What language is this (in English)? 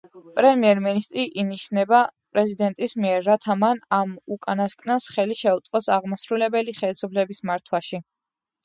Georgian